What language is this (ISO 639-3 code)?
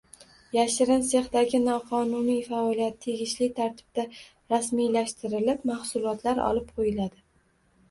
uzb